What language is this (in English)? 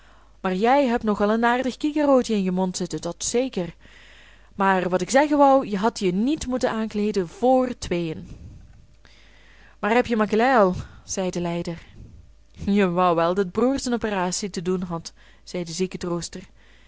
Dutch